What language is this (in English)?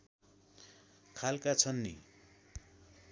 Nepali